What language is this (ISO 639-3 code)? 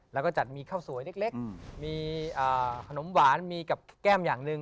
tha